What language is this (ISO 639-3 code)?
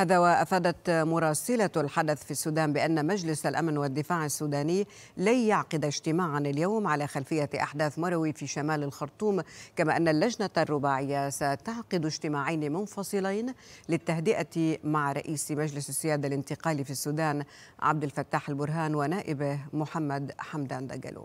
ara